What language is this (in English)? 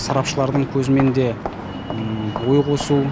Kazakh